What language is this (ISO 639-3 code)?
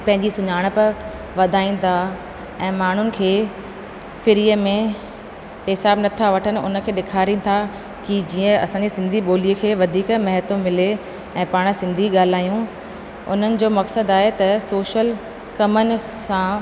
snd